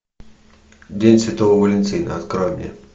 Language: Russian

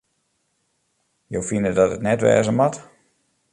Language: Western Frisian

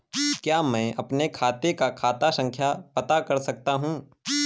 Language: Hindi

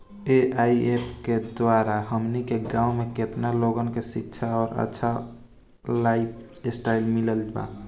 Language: Bhojpuri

